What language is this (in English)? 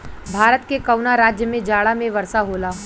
Bhojpuri